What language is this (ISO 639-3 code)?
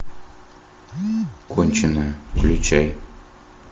rus